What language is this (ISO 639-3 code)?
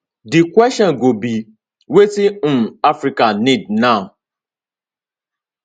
pcm